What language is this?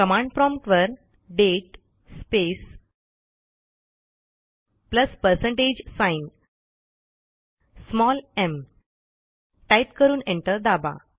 Marathi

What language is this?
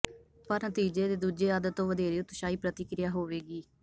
Punjabi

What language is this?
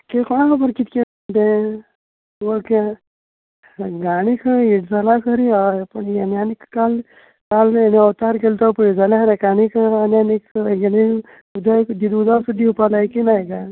Konkani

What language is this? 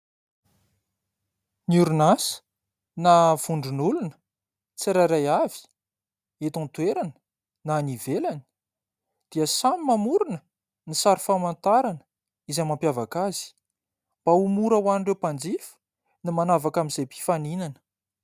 Malagasy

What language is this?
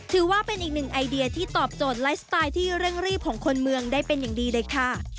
Thai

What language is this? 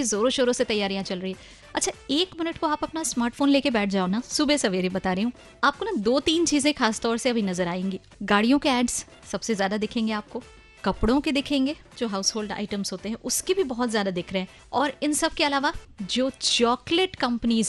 Hindi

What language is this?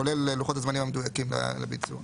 Hebrew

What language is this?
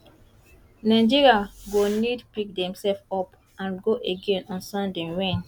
Nigerian Pidgin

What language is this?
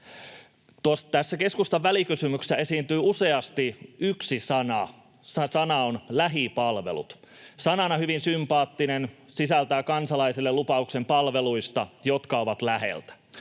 Finnish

